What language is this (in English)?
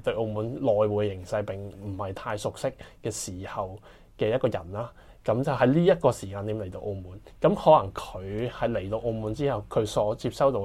Chinese